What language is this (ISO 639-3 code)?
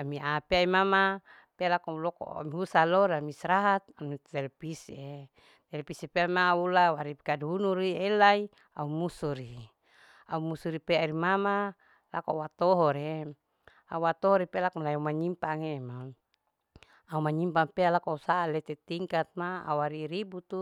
alo